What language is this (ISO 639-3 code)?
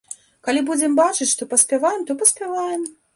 bel